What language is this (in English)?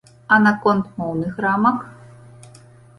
Belarusian